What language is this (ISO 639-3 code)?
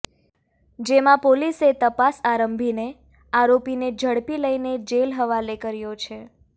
guj